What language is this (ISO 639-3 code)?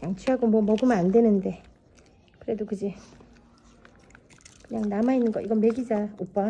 kor